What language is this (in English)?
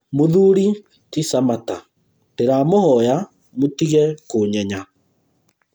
Kikuyu